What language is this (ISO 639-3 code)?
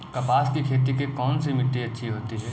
hin